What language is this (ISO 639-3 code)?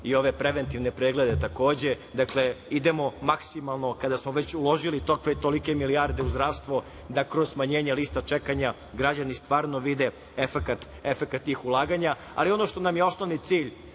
srp